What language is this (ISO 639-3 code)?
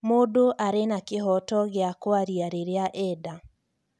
kik